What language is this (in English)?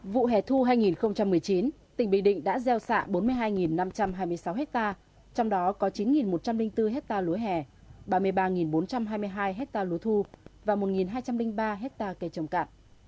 Vietnamese